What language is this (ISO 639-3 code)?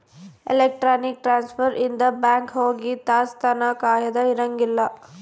kan